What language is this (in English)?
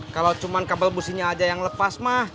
Indonesian